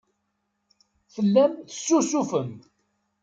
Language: Kabyle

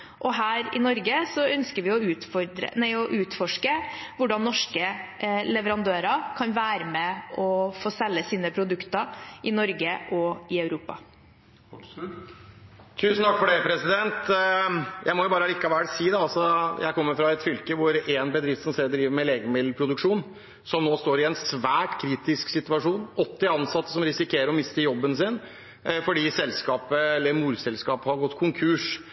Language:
Norwegian Bokmål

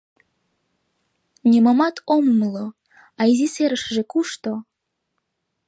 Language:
Mari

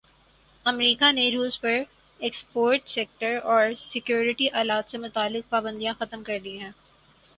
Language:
Urdu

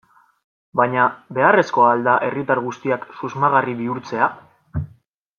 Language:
Basque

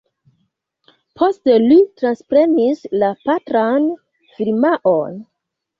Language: Esperanto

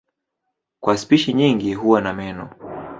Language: Swahili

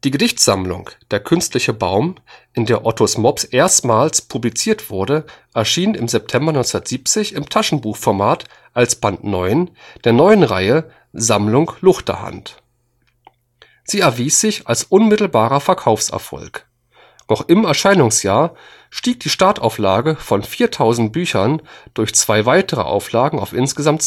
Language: German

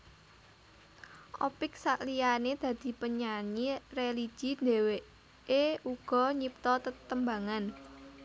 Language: Javanese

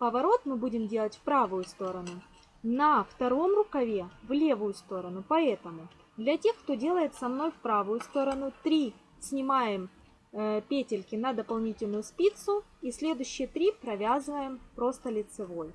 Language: Russian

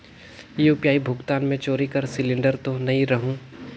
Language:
Chhattisgarhi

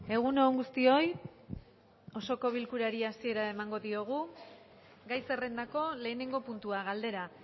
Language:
Basque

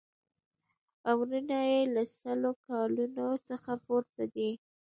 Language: Pashto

